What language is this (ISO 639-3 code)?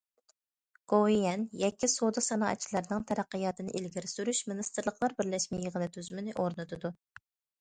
uig